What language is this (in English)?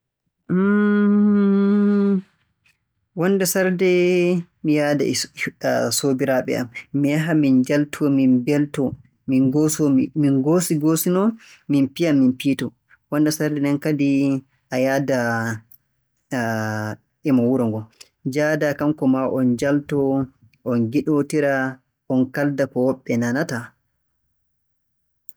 Borgu Fulfulde